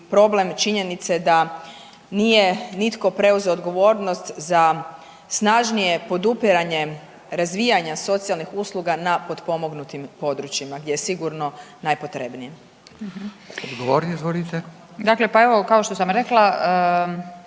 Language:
Croatian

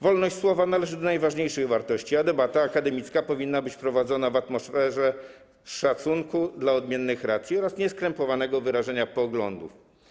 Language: Polish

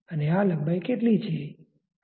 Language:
Gujarati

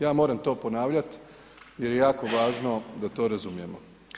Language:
Croatian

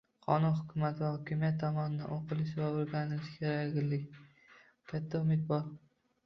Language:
Uzbek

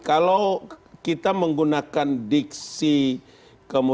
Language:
Indonesian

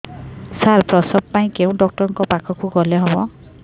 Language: Odia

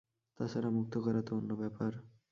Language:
Bangla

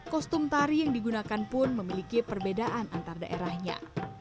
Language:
Indonesian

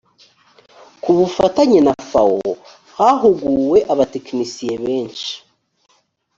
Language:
Kinyarwanda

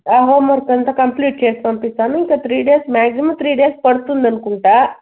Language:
Telugu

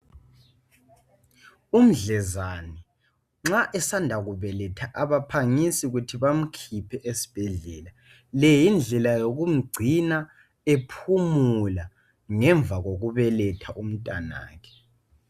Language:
North Ndebele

